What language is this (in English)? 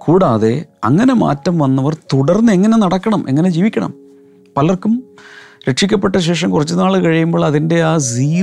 Malayalam